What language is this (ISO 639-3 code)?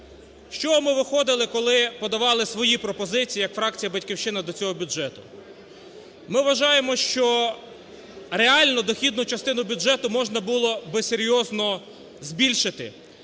ukr